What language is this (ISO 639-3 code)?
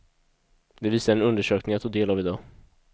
swe